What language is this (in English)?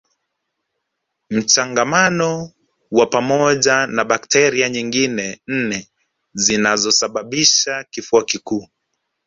Swahili